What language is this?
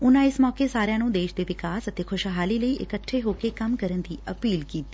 Punjabi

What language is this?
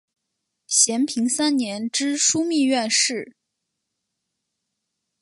Chinese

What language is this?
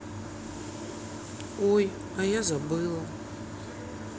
Russian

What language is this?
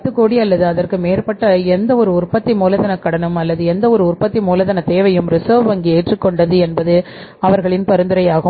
Tamil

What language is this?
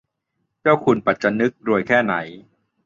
Thai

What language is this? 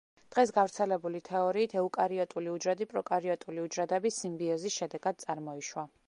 Georgian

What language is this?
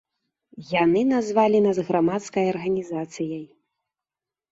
Belarusian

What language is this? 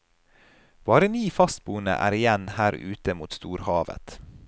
Norwegian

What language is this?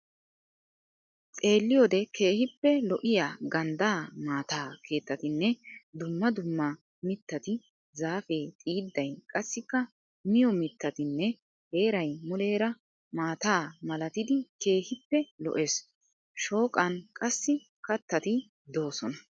Wolaytta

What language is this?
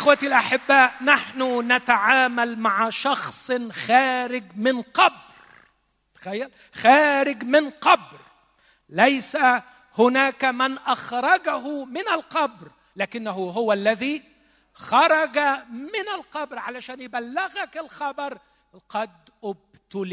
Arabic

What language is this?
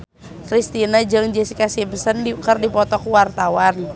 Sundanese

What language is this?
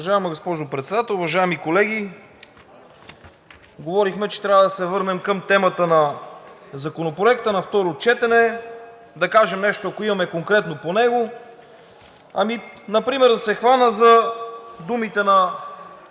Bulgarian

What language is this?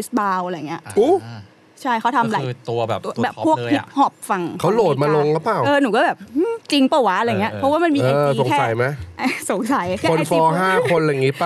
Thai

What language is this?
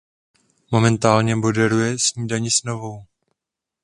Czech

